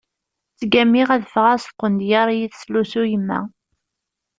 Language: Kabyle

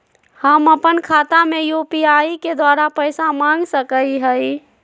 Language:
Magahi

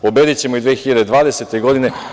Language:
Serbian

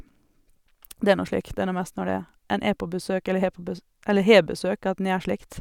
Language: Norwegian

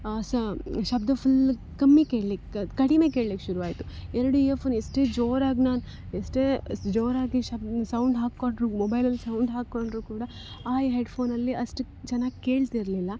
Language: Kannada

